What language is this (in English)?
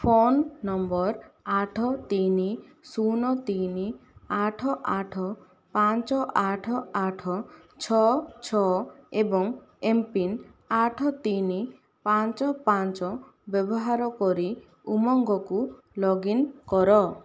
Odia